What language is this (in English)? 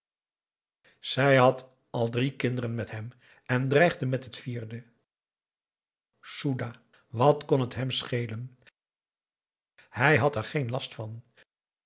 Dutch